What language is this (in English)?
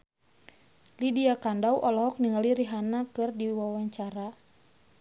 Sundanese